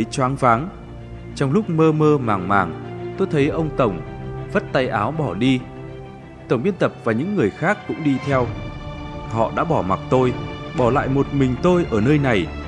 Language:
Vietnamese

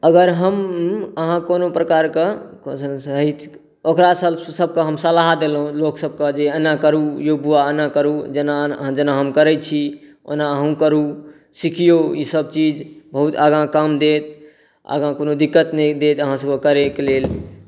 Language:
Maithili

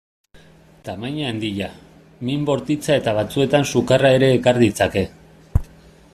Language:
Basque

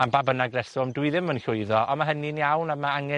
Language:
Welsh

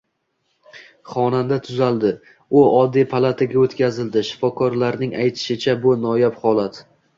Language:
Uzbek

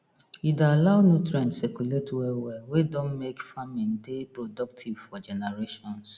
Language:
Nigerian Pidgin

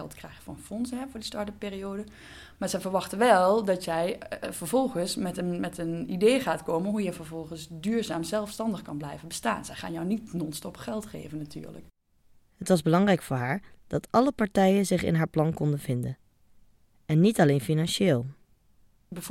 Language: Dutch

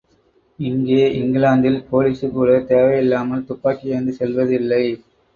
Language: Tamil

